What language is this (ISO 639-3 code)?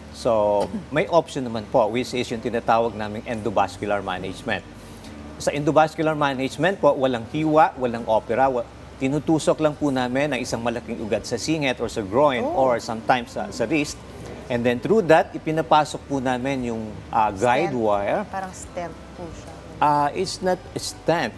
fil